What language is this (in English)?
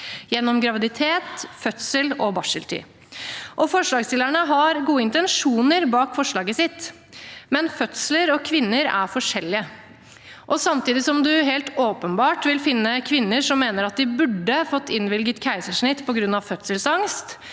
Norwegian